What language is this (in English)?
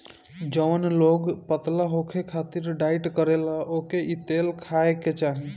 Bhojpuri